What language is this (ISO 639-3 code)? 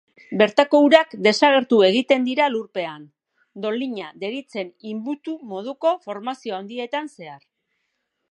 eus